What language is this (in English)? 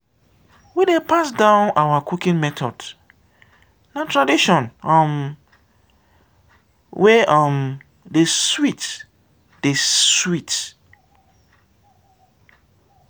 Nigerian Pidgin